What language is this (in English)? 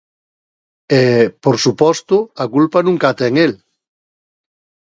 Galician